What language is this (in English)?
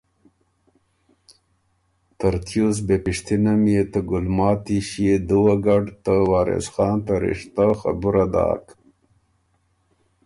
Ormuri